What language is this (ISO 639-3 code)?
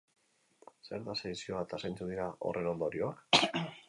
eus